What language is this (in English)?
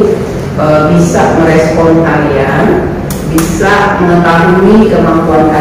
Indonesian